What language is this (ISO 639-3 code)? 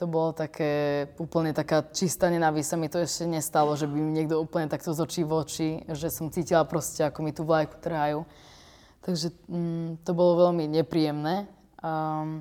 slk